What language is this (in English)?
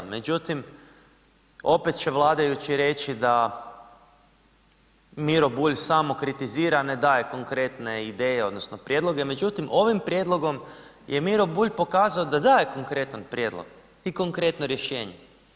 Croatian